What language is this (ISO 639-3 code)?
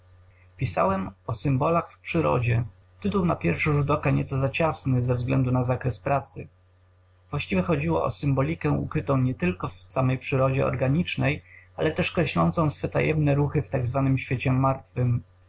pol